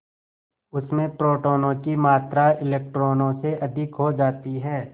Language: Hindi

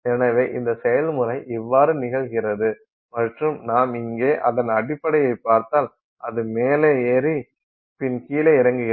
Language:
Tamil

